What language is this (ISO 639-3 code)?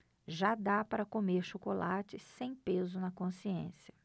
por